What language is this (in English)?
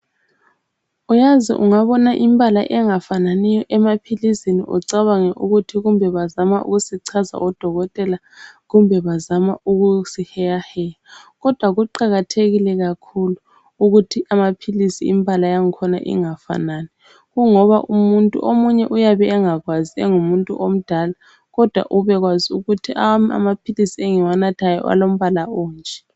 North Ndebele